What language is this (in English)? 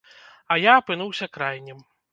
Belarusian